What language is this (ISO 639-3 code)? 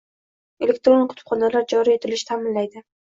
uzb